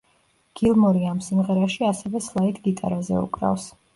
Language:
Georgian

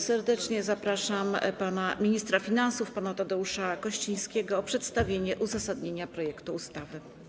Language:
Polish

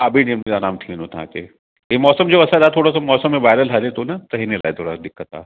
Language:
Sindhi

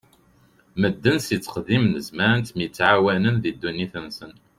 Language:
Kabyle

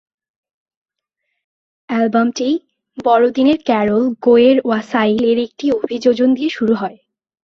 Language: Bangla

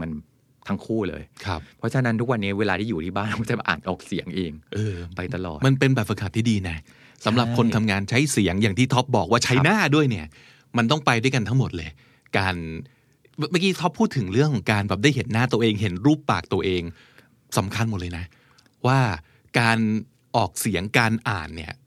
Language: Thai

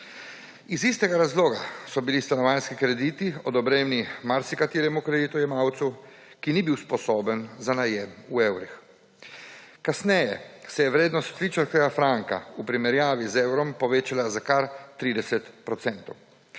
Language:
Slovenian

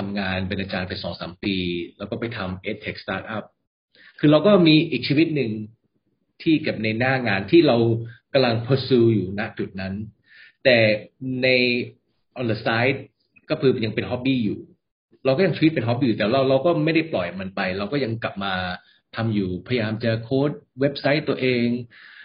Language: Thai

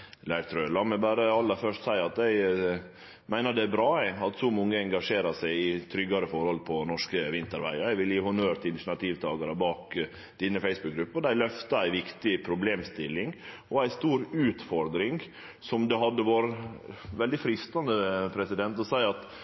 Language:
Norwegian Nynorsk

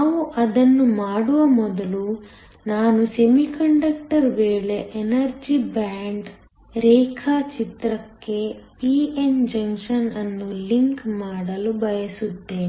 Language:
Kannada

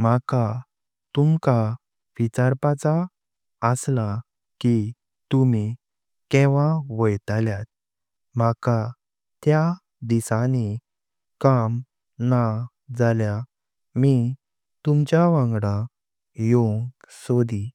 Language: Konkani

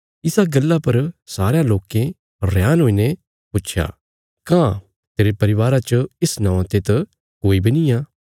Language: Bilaspuri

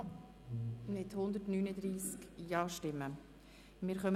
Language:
Swiss German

